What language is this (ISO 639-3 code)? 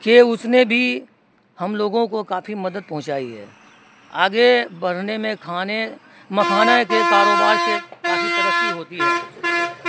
urd